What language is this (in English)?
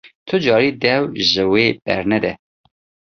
Kurdish